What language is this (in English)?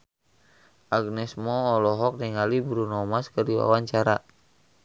Sundanese